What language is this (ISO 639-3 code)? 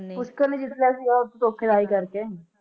pan